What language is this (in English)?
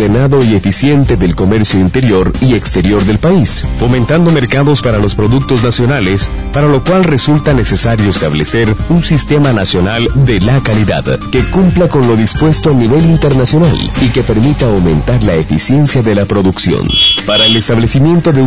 Spanish